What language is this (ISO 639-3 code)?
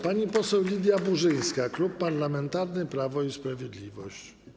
pol